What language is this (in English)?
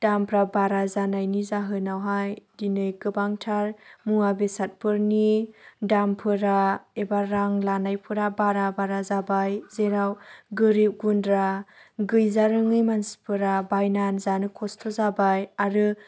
Bodo